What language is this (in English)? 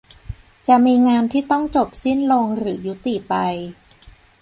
Thai